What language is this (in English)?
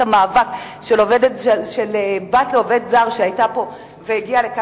Hebrew